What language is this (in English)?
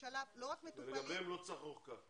Hebrew